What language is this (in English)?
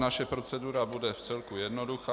Czech